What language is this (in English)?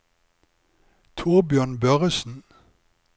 Norwegian